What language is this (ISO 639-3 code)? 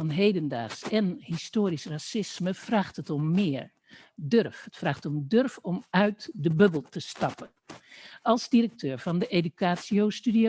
nld